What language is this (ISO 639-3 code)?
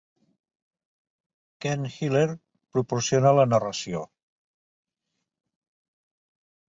cat